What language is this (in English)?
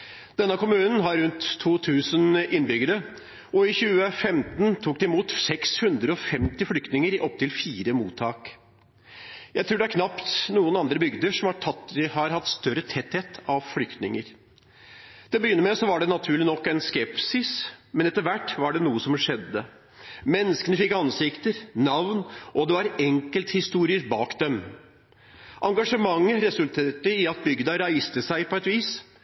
Norwegian Nynorsk